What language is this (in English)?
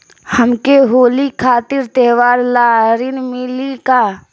Bhojpuri